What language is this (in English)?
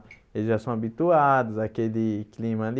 Portuguese